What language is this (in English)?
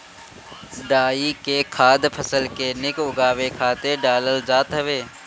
Bhojpuri